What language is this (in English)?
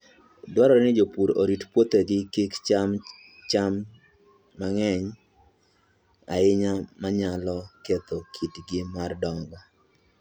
Luo (Kenya and Tanzania)